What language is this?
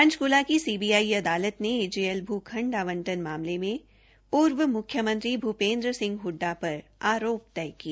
Hindi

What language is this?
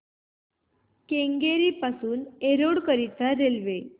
Marathi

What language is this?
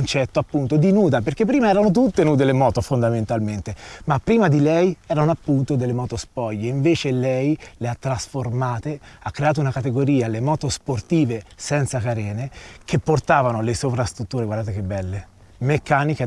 Italian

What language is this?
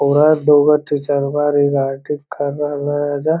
Magahi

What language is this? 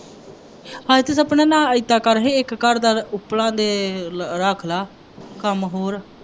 Punjabi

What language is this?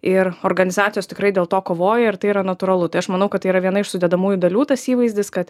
Lithuanian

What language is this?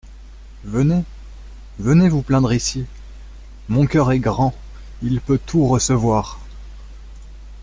French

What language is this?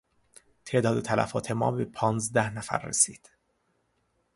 Persian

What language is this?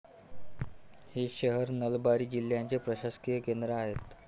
Marathi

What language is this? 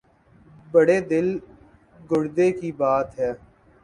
Urdu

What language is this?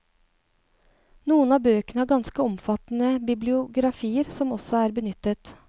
Norwegian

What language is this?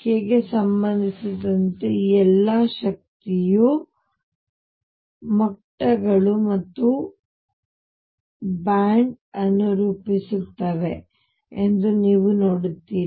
Kannada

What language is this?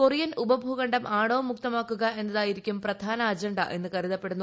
Malayalam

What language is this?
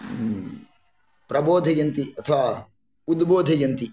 Sanskrit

